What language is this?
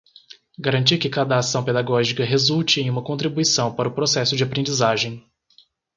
Portuguese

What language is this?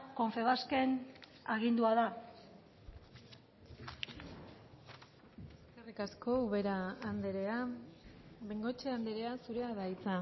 Basque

